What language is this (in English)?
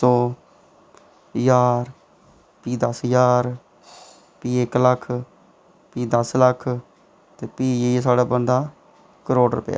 Dogri